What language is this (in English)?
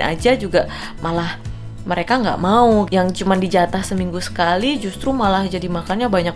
Indonesian